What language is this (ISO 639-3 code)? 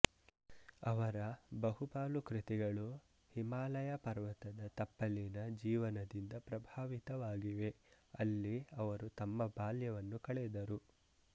kan